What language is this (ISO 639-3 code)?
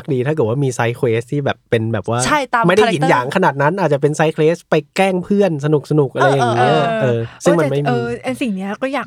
tha